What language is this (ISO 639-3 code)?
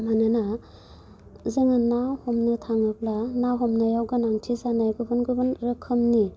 brx